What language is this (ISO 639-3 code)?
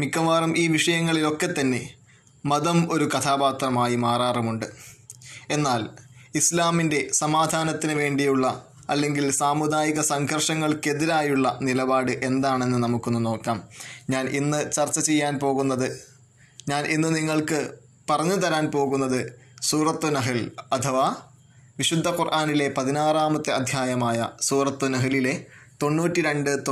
mal